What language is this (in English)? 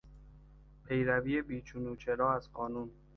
Persian